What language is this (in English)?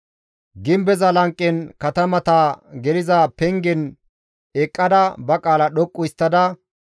Gamo